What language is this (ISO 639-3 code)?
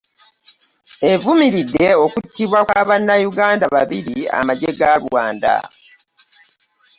lug